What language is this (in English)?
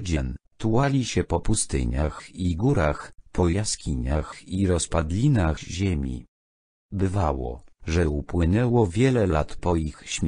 Polish